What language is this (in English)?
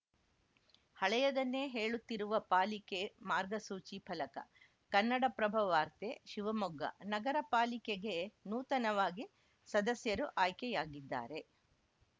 Kannada